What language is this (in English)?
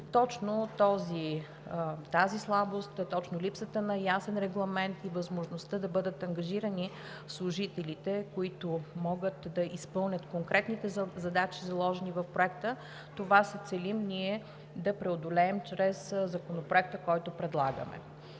Bulgarian